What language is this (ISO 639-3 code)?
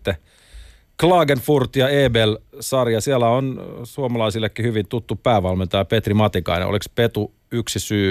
fin